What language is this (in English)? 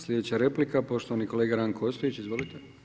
Croatian